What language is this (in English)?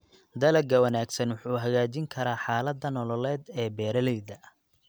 Somali